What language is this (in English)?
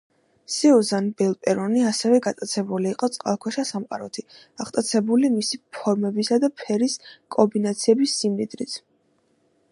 Georgian